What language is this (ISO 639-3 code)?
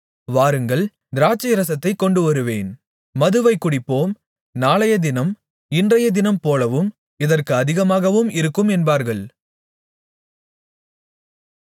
tam